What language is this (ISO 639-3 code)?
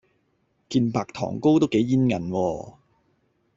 yue